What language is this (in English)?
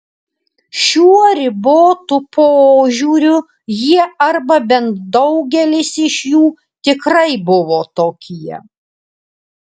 Lithuanian